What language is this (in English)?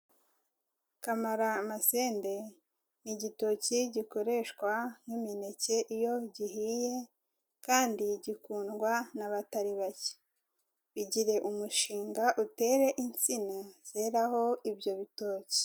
Kinyarwanda